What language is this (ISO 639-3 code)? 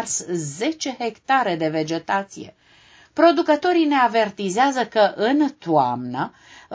ron